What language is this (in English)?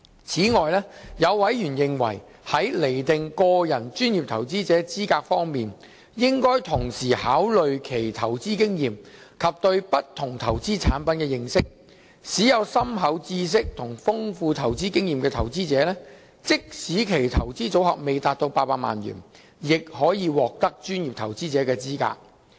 Cantonese